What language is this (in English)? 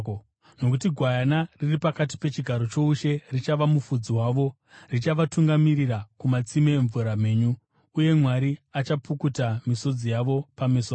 Shona